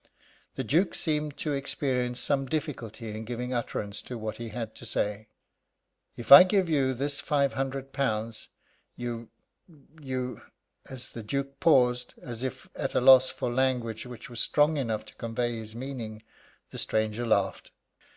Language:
English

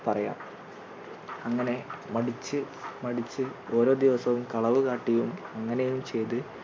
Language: Malayalam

